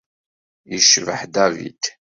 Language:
Kabyle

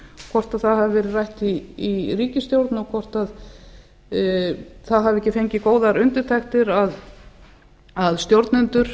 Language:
Icelandic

